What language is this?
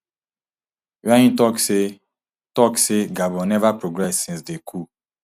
Nigerian Pidgin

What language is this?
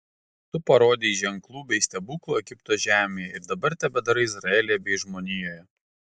Lithuanian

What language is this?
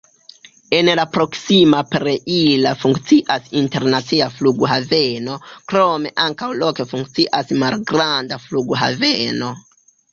Esperanto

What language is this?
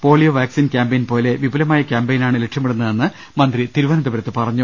Malayalam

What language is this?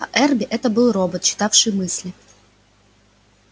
Russian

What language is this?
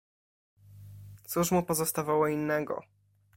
Polish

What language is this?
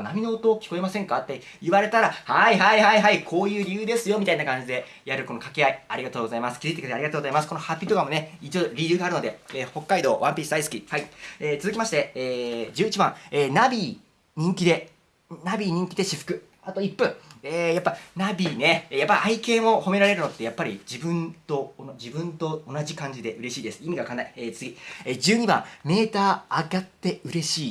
Japanese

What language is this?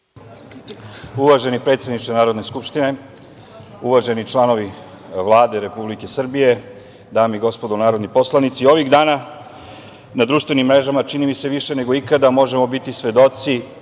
Serbian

